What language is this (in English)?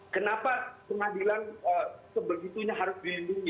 Indonesian